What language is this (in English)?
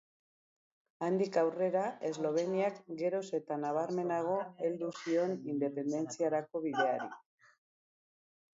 Basque